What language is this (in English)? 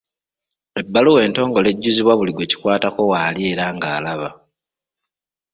Ganda